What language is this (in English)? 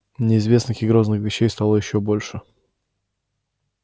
Russian